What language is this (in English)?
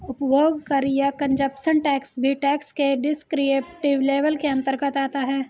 Hindi